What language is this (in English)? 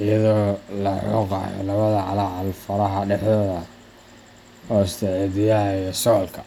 Somali